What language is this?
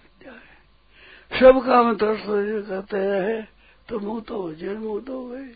Hindi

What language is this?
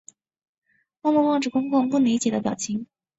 Chinese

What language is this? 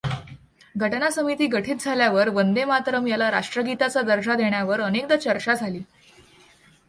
Marathi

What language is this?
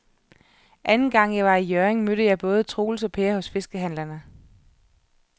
Danish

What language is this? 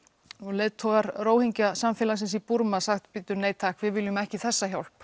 Icelandic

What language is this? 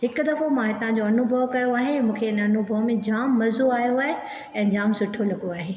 Sindhi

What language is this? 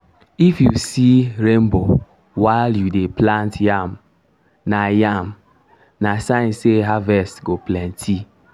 Nigerian Pidgin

